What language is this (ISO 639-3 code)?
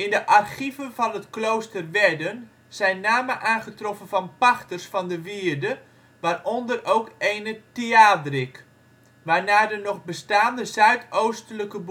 nld